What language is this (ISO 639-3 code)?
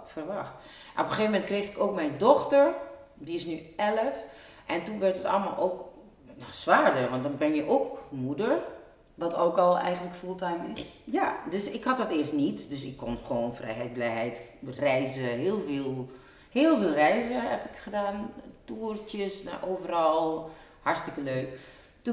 nld